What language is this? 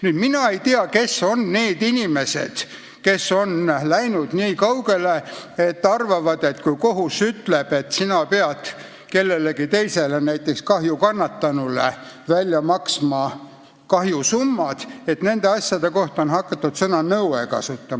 Estonian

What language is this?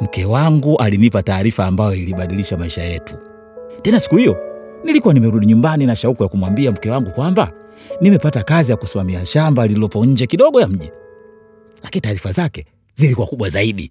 Swahili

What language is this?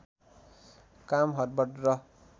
Nepali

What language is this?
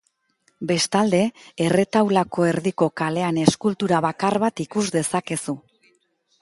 Basque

